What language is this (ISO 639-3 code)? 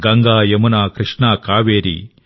tel